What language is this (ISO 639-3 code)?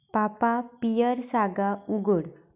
kok